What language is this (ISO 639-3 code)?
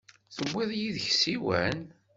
kab